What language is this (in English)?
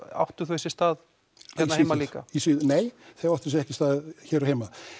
Icelandic